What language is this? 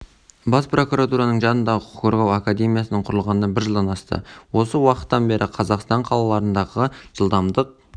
Kazakh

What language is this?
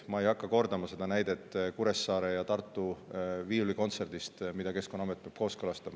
Estonian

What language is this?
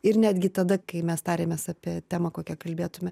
Lithuanian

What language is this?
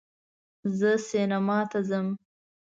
Pashto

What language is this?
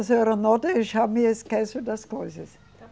Portuguese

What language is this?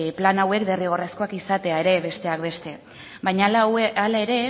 Basque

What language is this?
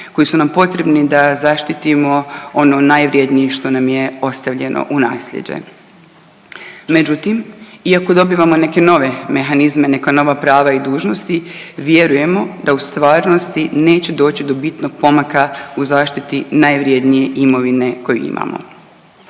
Croatian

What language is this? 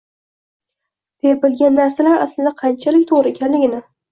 Uzbek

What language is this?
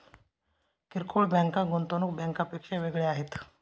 Marathi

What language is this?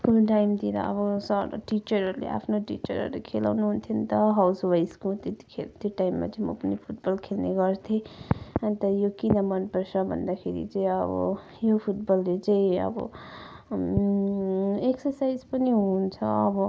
Nepali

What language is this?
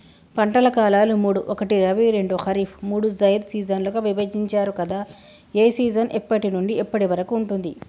Telugu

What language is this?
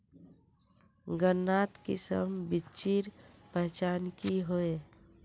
Magahi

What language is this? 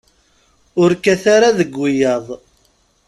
Kabyle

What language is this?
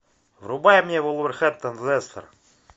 Russian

